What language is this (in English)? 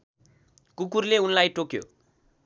Nepali